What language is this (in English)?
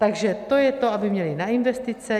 Czech